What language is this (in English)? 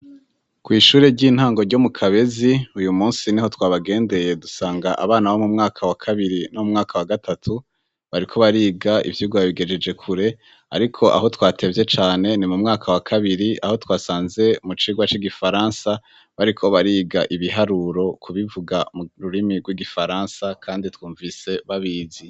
Rundi